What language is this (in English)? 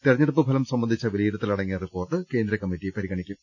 Malayalam